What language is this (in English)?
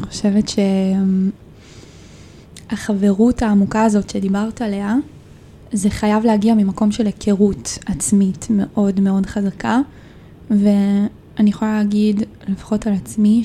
Hebrew